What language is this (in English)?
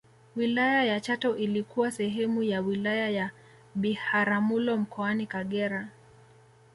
Swahili